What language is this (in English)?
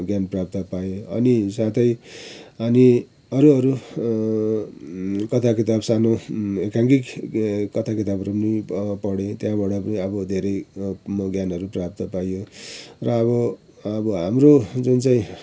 Nepali